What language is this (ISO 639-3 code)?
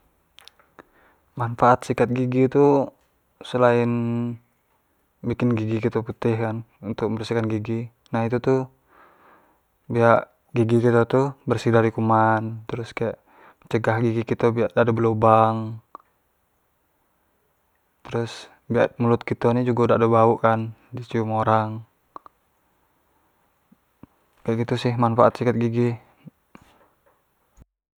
jax